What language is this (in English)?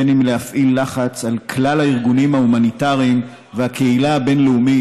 Hebrew